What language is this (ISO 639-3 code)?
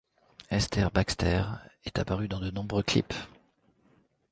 fra